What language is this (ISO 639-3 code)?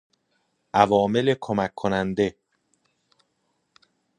fas